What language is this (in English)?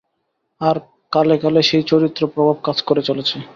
Bangla